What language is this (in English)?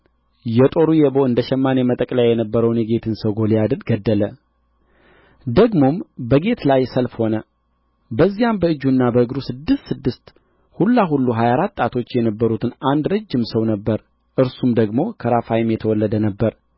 Amharic